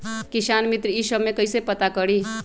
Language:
Magahi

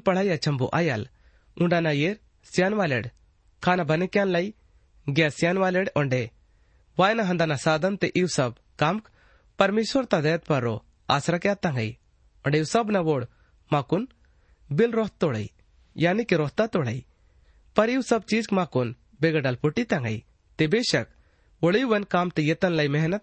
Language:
Hindi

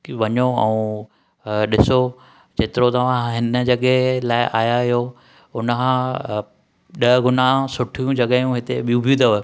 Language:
Sindhi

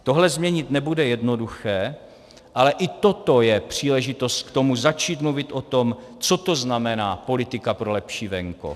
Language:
Czech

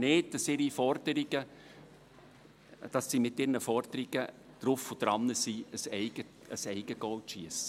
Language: Swiss German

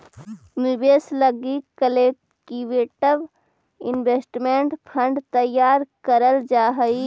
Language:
Magahi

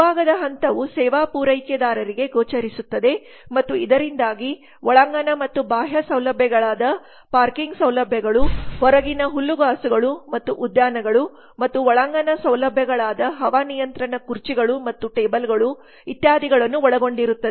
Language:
Kannada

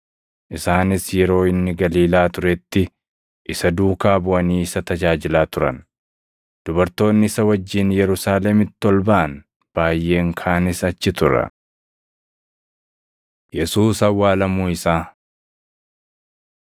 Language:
Oromo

